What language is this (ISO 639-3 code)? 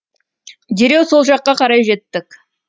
kaz